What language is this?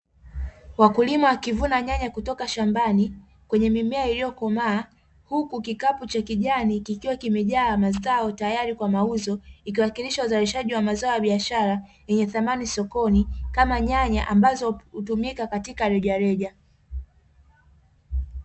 Swahili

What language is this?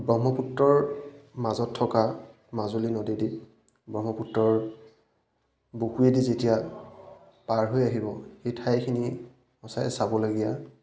Assamese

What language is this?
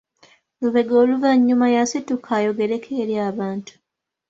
Ganda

